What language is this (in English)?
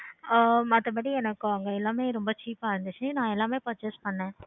Tamil